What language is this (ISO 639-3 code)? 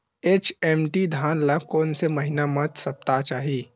hne